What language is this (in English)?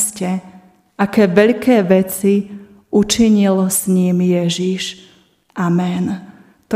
Slovak